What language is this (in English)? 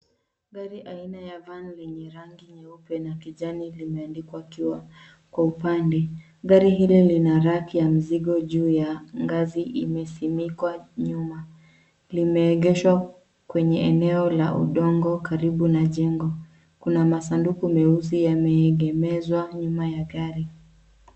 Swahili